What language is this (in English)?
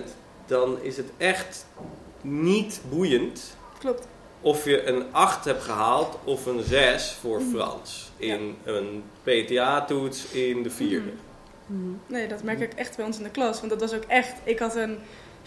Dutch